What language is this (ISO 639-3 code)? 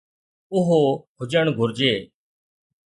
snd